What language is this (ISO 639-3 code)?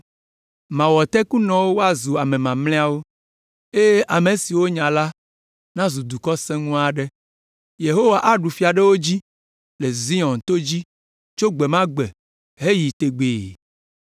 ewe